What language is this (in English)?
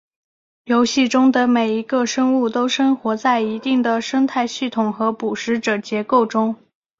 Chinese